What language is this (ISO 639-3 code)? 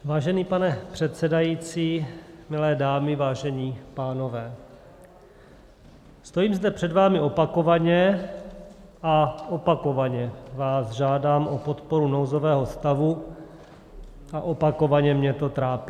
ces